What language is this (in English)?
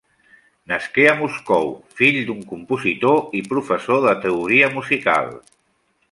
Catalan